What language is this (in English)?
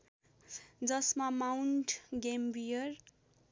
Nepali